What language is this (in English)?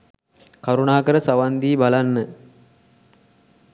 Sinhala